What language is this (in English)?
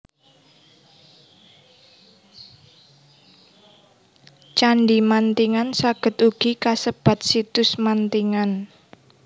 Javanese